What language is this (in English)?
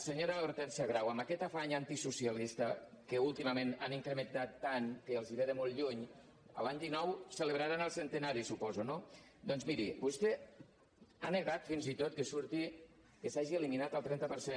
Catalan